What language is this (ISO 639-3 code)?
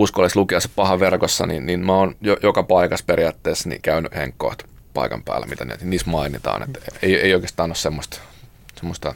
fin